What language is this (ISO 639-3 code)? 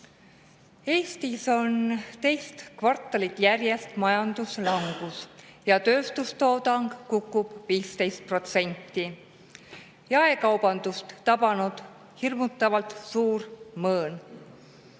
est